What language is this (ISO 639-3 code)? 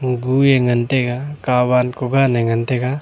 nnp